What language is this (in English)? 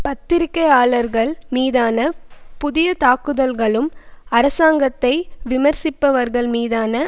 Tamil